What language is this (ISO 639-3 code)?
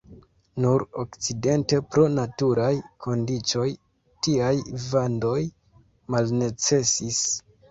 epo